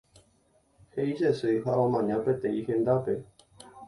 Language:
Guarani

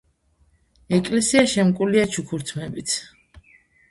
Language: Georgian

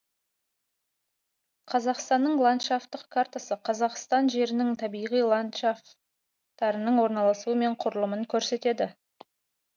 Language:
Kazakh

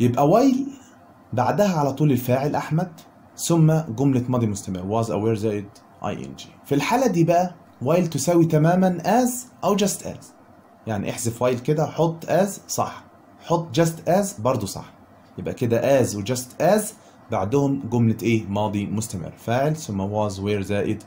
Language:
Arabic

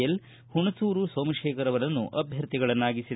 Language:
Kannada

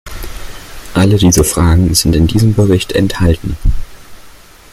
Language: German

